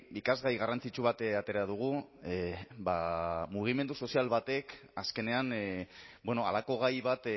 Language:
Basque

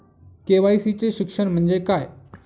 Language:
Marathi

